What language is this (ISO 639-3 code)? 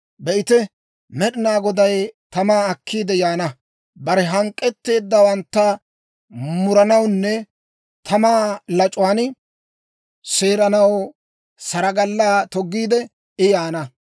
dwr